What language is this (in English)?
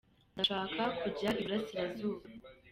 Kinyarwanda